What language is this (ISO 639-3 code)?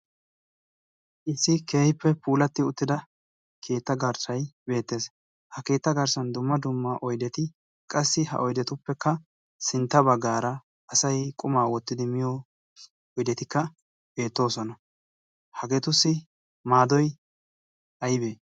wal